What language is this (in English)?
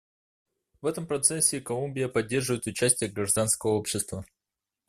Russian